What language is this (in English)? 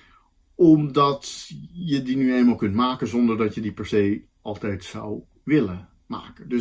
Dutch